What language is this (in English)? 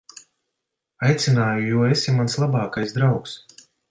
Latvian